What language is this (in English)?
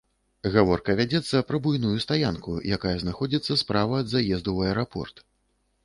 Belarusian